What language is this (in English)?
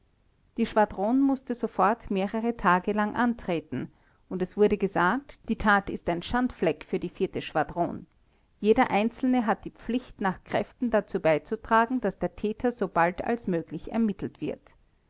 German